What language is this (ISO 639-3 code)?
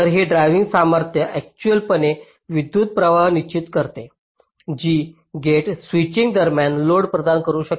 mar